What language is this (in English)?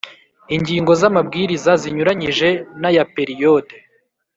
Kinyarwanda